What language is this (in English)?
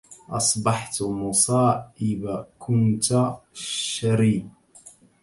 Arabic